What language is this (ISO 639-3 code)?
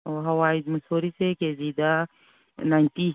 mni